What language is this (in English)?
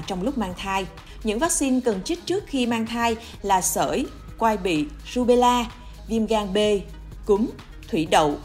Vietnamese